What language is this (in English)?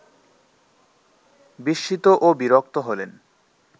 Bangla